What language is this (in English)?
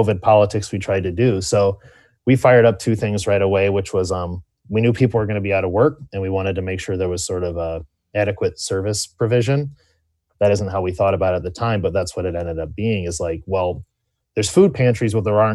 English